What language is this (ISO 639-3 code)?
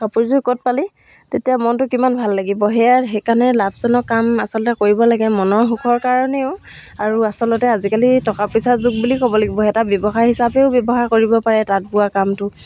asm